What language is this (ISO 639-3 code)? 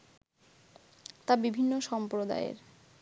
ben